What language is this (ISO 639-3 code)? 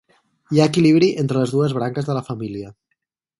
cat